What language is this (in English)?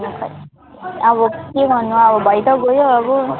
Nepali